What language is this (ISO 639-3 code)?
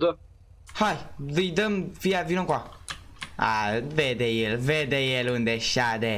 ron